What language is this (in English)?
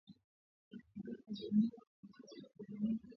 Swahili